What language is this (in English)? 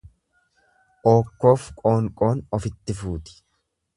Oromo